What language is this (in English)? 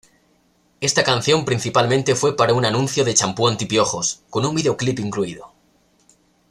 Spanish